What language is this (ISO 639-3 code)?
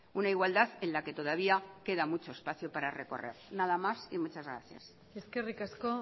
spa